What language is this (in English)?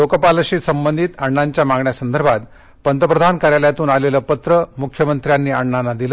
Marathi